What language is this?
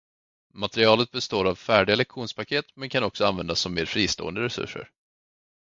Swedish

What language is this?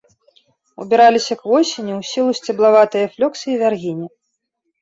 Belarusian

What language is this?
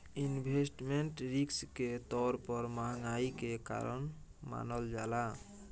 Bhojpuri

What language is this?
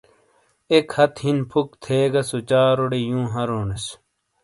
Shina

